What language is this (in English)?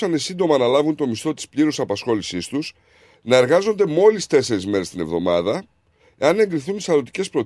Greek